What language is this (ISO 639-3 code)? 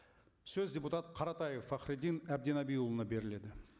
kaz